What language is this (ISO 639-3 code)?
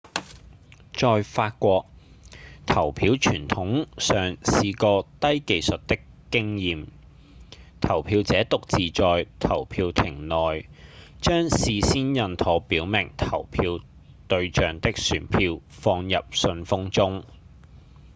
yue